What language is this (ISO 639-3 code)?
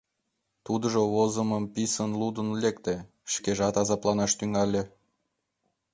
chm